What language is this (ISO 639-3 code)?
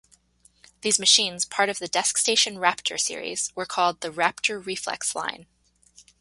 eng